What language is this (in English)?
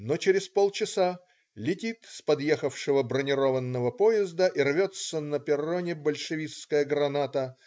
Russian